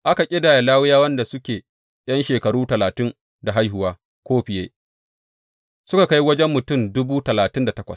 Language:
Hausa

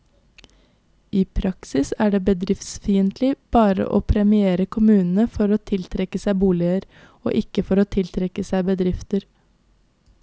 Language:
Norwegian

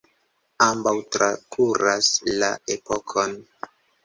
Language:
Esperanto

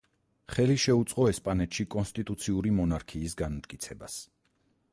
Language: Georgian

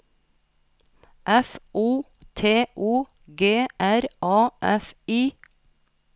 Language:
Norwegian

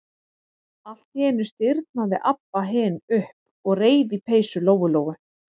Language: Icelandic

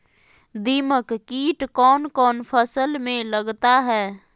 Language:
Magahi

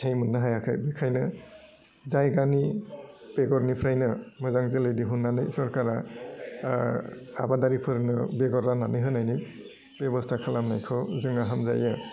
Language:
Bodo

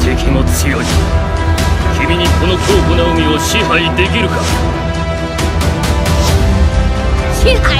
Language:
Japanese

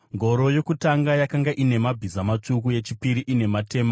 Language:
Shona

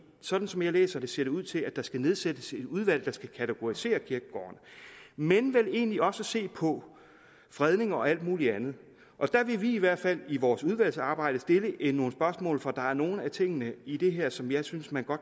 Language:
Danish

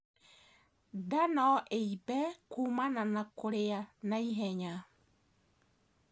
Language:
Kikuyu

